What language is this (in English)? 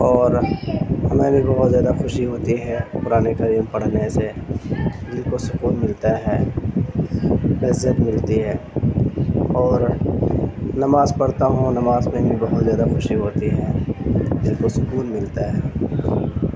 Urdu